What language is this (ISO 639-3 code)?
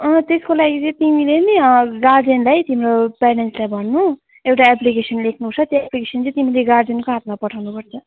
nep